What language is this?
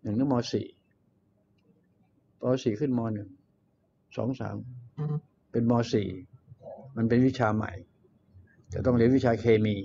Thai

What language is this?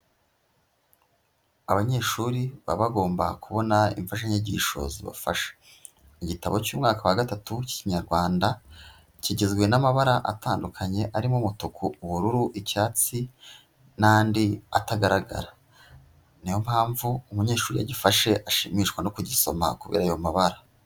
Kinyarwanda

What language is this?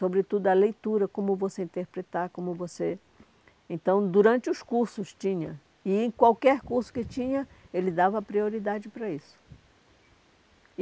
Portuguese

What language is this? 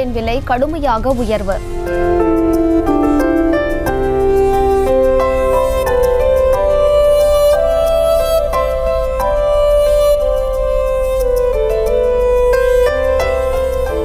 Romanian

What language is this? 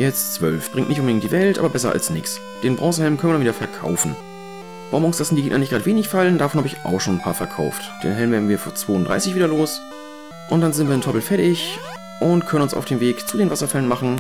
German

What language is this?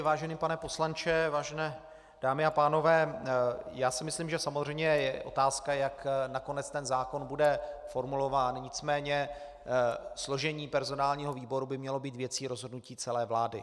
Czech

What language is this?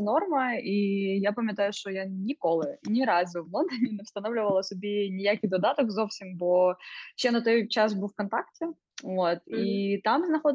Ukrainian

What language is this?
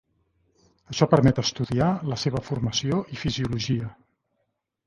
Catalan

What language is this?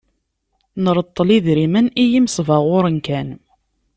Kabyle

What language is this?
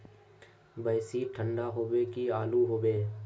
Magahi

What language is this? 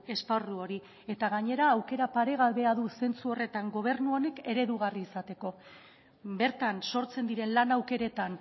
Basque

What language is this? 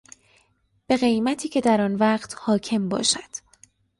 Persian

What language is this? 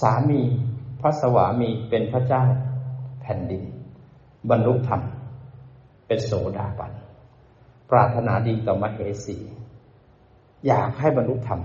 Thai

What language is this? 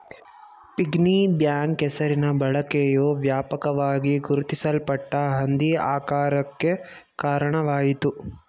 Kannada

